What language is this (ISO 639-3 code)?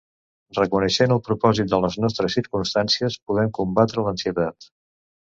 cat